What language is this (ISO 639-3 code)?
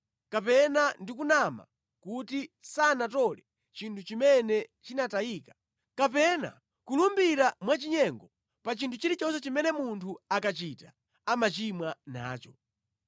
nya